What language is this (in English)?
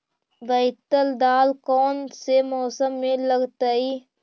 Magahi